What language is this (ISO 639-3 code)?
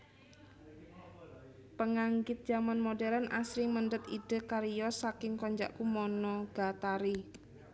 jav